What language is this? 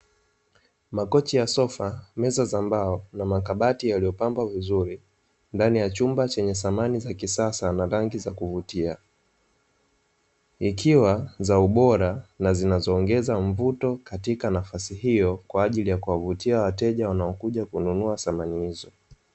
Swahili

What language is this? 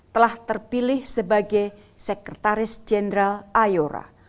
Indonesian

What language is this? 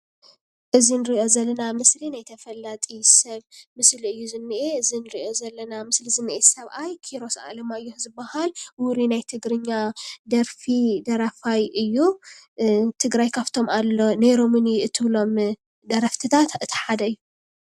Tigrinya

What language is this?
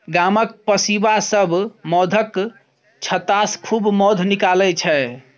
Maithili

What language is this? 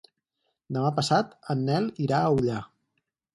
Catalan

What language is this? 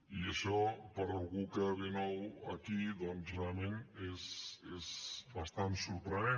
Catalan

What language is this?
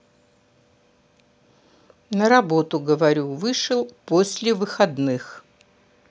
Russian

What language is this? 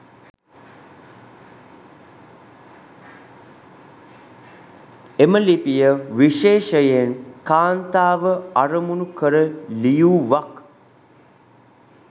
Sinhala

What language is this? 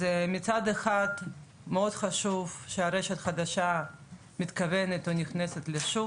Hebrew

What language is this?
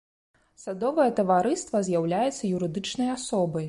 Belarusian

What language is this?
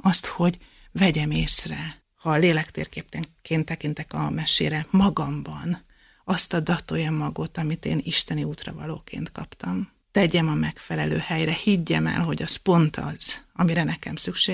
Hungarian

